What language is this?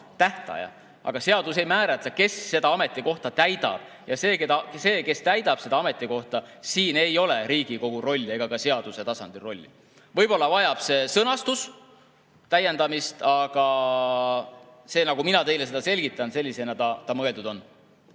Estonian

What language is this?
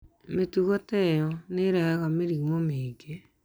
Kikuyu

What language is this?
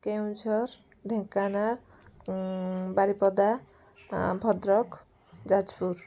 Odia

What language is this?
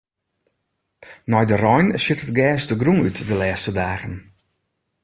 Western Frisian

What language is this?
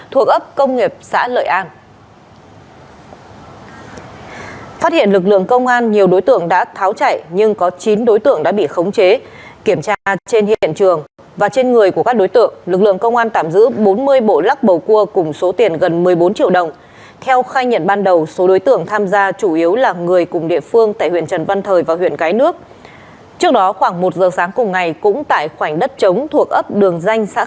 Vietnamese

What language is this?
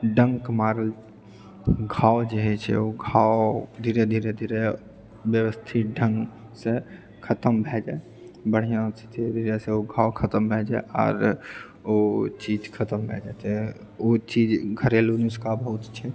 Maithili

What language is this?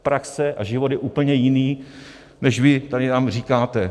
Czech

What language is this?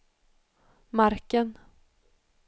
Swedish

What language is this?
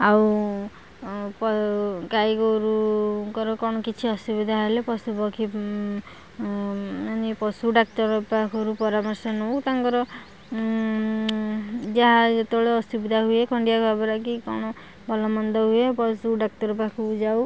Odia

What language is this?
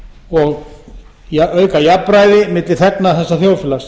Icelandic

